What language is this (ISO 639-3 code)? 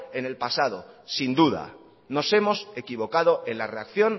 spa